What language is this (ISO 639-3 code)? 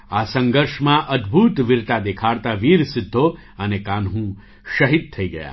guj